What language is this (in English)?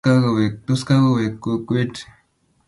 Kalenjin